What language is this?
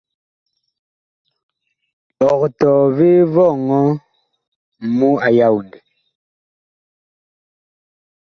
Bakoko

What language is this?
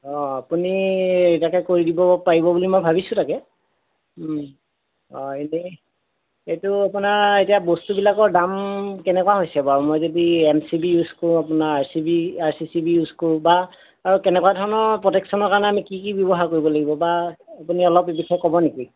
Assamese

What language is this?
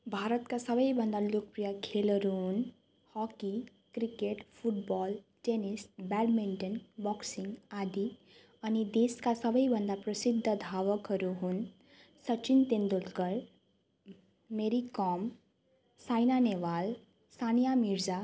Nepali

